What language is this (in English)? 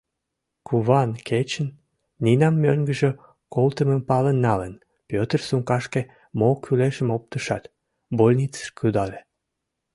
Mari